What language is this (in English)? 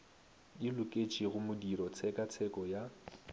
Northern Sotho